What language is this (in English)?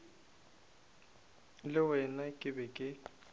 Northern Sotho